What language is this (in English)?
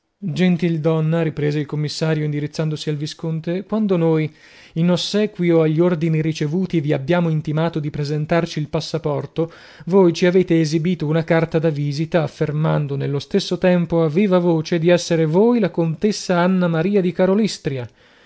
Italian